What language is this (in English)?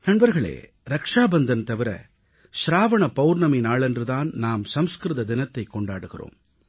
Tamil